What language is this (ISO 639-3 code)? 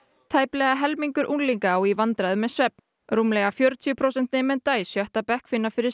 isl